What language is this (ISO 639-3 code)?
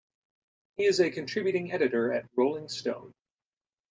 eng